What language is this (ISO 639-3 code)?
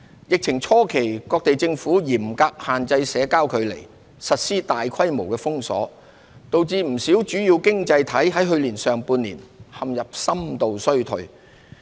yue